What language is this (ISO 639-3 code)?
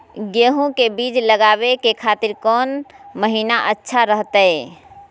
mag